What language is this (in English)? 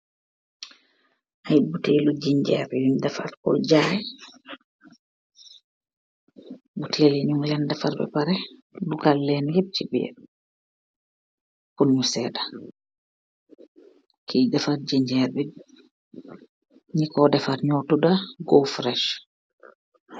Wolof